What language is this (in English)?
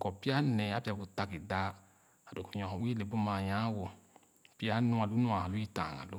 Khana